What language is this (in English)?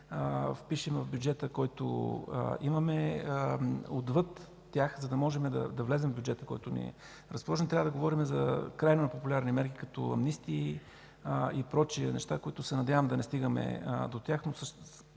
Bulgarian